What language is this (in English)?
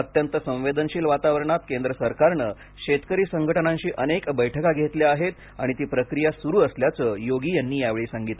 Marathi